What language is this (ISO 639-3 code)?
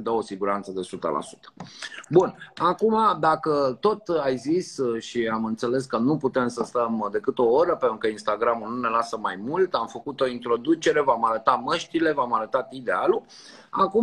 ron